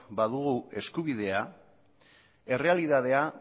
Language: Basque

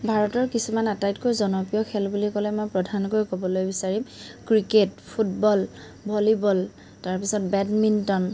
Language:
Assamese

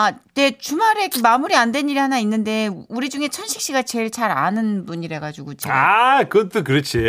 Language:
Korean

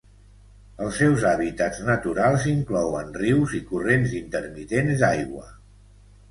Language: Catalan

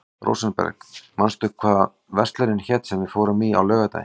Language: Icelandic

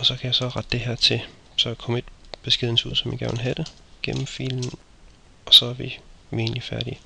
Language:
Danish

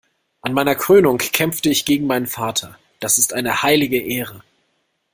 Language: German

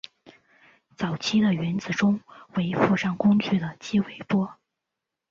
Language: Chinese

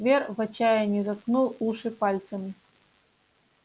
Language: Russian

